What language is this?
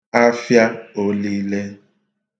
Igbo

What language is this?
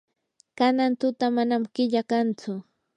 Yanahuanca Pasco Quechua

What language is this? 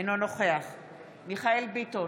Hebrew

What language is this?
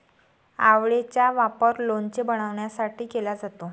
Marathi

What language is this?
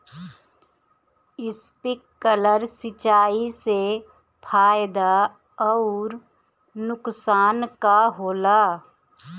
Bhojpuri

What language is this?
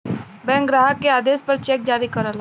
Bhojpuri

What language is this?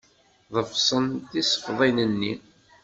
Kabyle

